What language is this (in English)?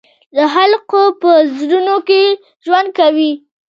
Pashto